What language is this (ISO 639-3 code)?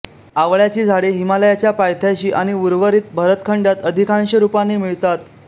mar